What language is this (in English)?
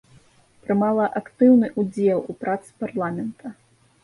Belarusian